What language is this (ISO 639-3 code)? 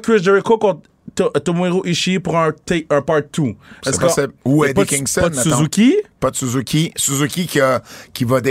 fra